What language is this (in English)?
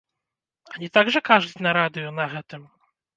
Belarusian